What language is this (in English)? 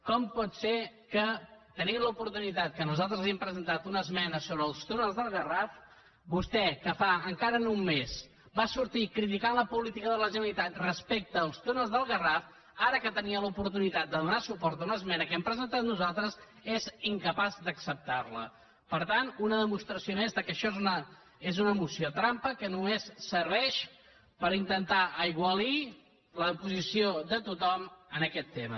Catalan